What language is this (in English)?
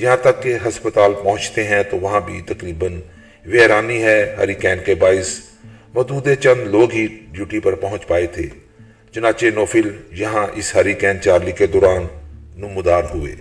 Urdu